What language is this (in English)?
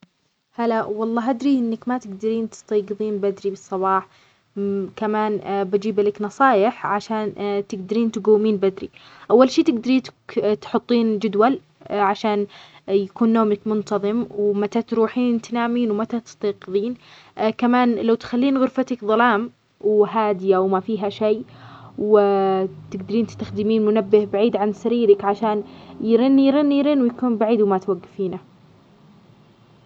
Omani Arabic